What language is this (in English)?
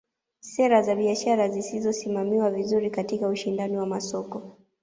Swahili